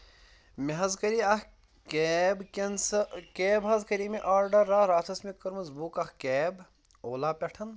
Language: Kashmiri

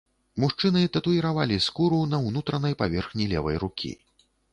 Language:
Belarusian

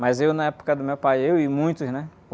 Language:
Portuguese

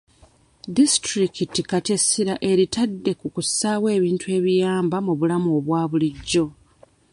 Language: Ganda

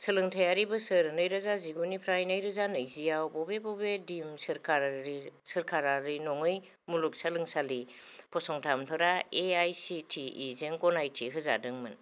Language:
Bodo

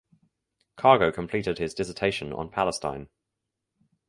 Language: English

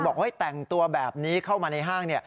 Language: Thai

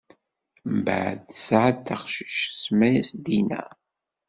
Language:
Kabyle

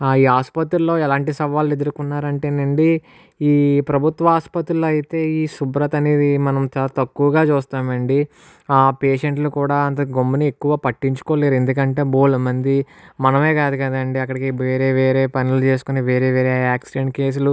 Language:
Telugu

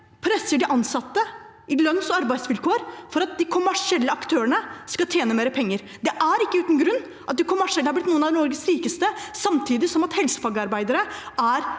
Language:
Norwegian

